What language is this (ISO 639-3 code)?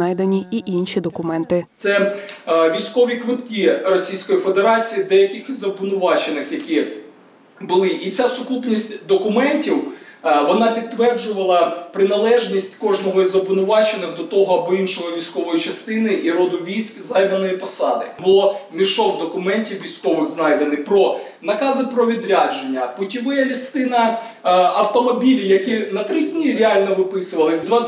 ukr